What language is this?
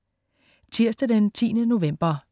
Danish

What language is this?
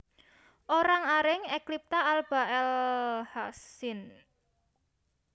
Javanese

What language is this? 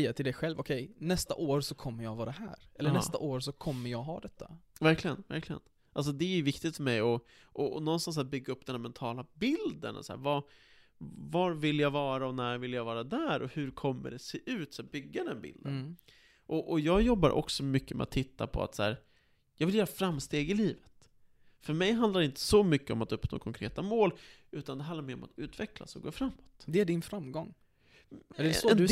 Swedish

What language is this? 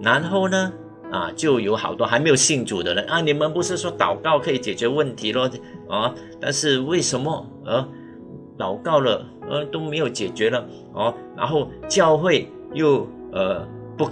Chinese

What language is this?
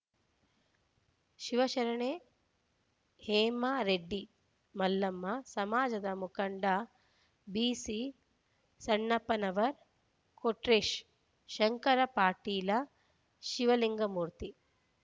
Kannada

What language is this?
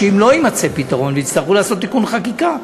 Hebrew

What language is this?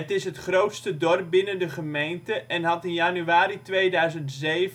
Dutch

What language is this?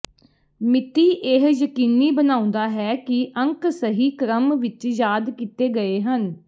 Punjabi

